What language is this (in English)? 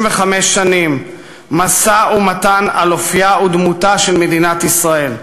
Hebrew